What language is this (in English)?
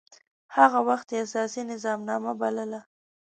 Pashto